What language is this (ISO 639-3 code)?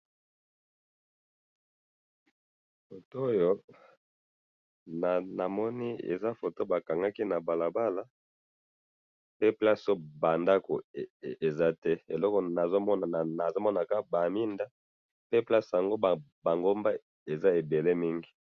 lin